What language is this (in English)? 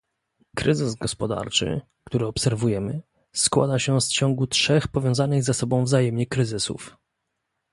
Polish